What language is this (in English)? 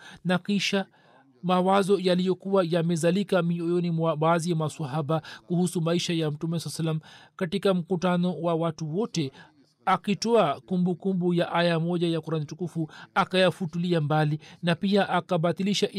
Swahili